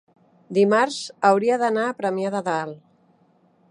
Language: Catalan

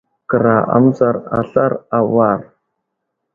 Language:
Wuzlam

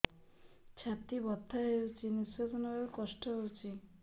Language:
Odia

